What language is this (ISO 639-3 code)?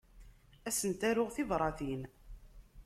kab